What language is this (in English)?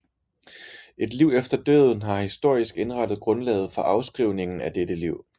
Danish